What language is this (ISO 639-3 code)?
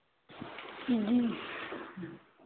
hin